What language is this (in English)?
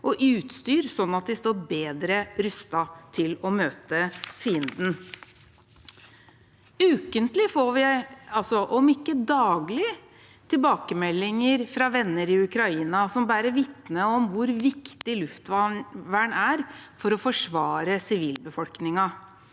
Norwegian